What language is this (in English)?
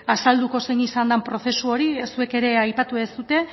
Basque